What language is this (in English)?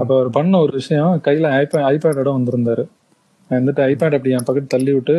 Tamil